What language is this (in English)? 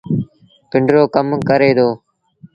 Sindhi Bhil